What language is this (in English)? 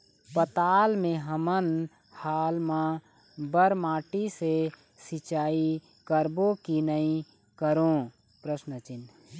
Chhattisgarhi